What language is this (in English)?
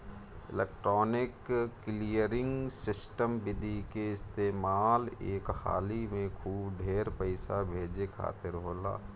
Bhojpuri